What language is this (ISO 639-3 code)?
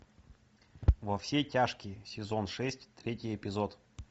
rus